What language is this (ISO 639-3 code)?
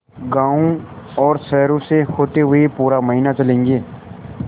hin